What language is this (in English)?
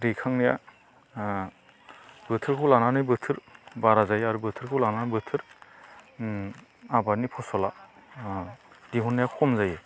Bodo